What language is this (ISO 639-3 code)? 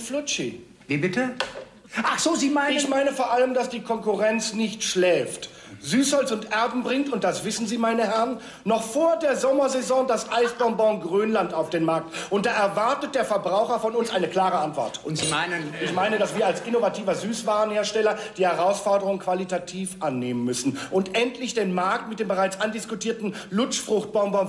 deu